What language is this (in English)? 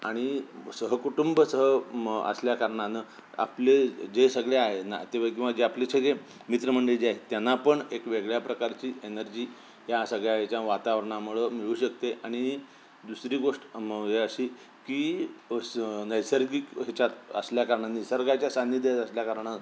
Marathi